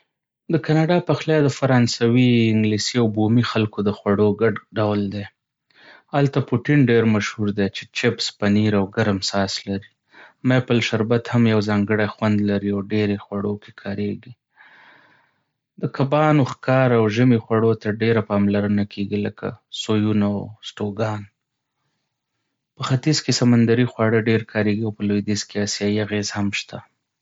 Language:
Pashto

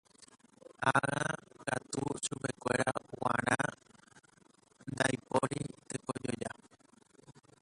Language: Guarani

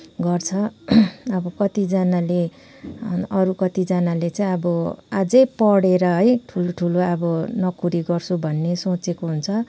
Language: Nepali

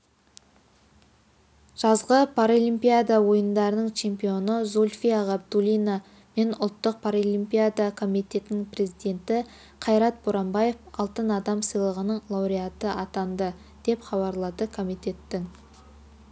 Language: Kazakh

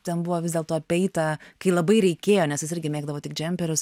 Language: Lithuanian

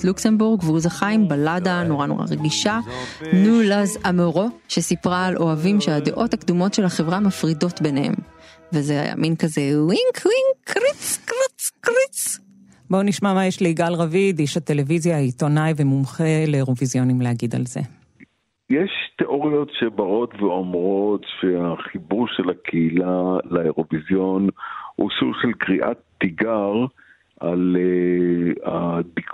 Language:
Hebrew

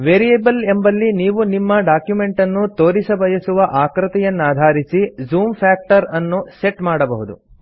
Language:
Kannada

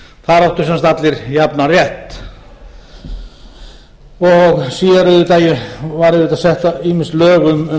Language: Icelandic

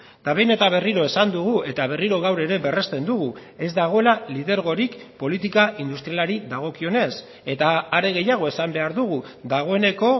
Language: Basque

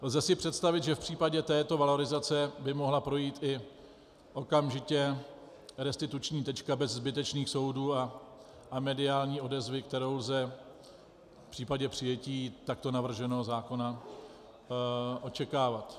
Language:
Czech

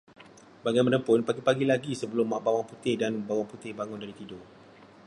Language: Malay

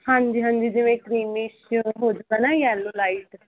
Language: Punjabi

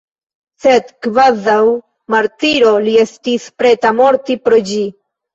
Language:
Esperanto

